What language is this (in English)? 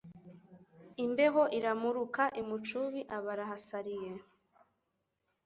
Kinyarwanda